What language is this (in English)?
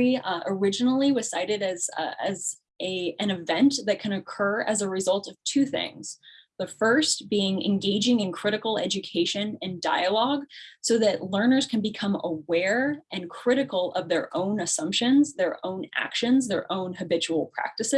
English